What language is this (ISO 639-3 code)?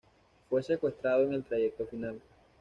spa